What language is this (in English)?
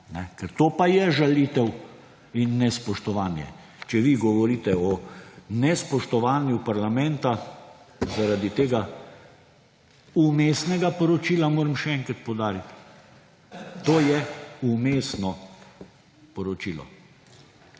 Slovenian